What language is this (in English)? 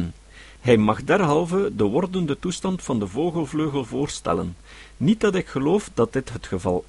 Dutch